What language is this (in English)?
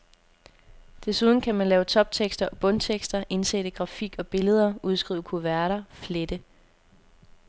Danish